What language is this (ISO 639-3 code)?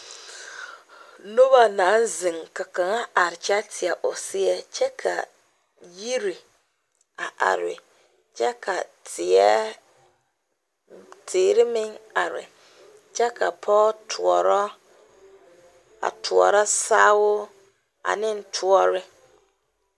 dga